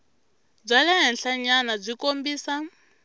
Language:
Tsonga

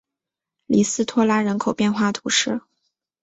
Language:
Chinese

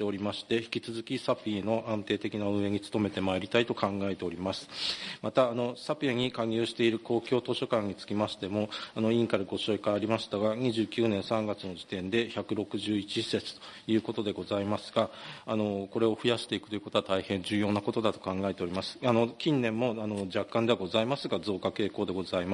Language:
Japanese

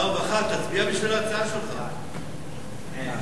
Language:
Hebrew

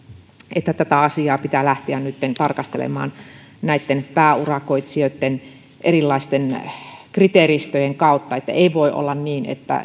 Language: Finnish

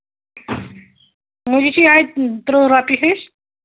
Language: Kashmiri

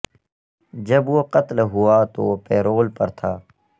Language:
Urdu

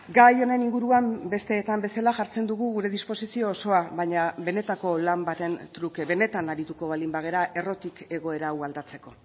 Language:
Basque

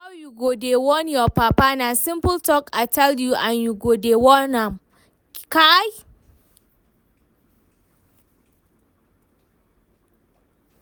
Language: Nigerian Pidgin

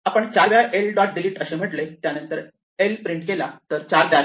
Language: Marathi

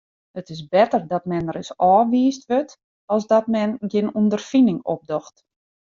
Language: Western Frisian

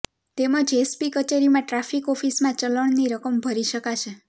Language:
Gujarati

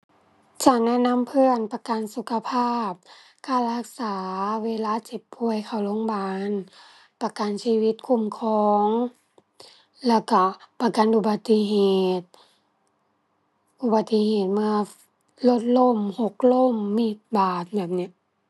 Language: Thai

